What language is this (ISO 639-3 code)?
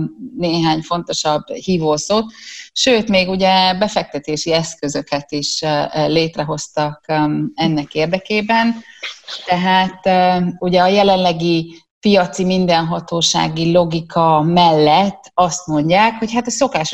hun